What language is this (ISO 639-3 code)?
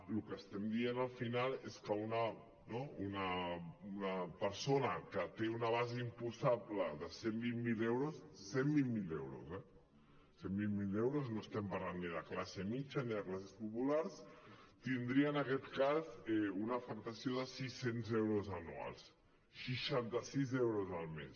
cat